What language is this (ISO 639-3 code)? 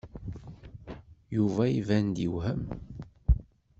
kab